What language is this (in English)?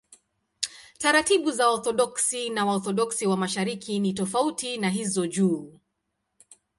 Swahili